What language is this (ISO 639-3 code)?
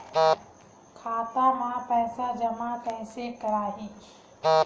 hne